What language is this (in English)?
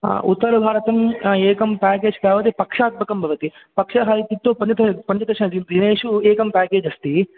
Sanskrit